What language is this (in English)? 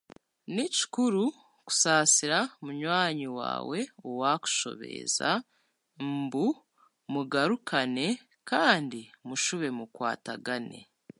Chiga